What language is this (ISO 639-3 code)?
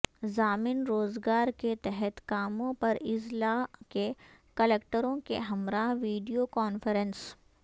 urd